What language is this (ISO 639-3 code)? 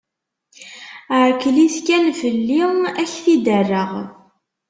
kab